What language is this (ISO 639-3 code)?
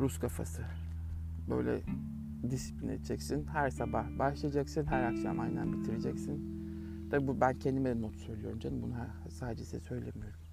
tur